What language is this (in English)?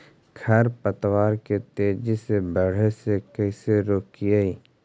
Magahi